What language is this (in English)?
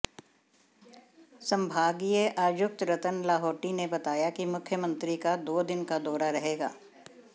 Hindi